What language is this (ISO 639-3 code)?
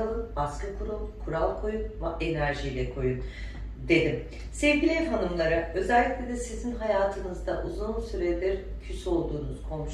tur